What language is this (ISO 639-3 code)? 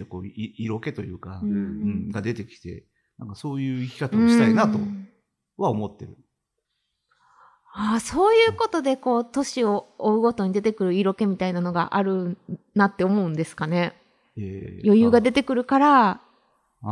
jpn